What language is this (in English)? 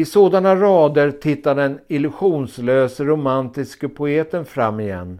Swedish